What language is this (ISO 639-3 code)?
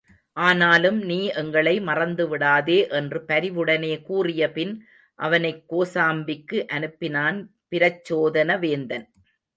tam